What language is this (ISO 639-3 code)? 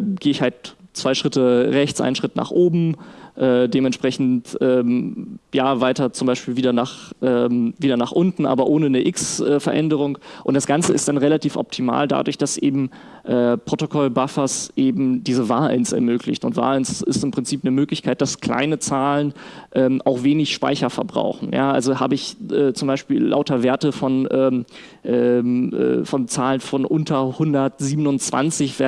deu